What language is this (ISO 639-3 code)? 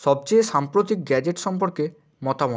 ben